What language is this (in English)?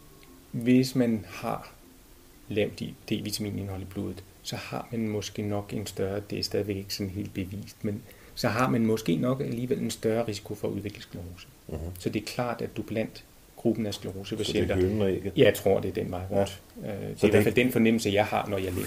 Danish